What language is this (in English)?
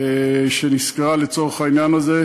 Hebrew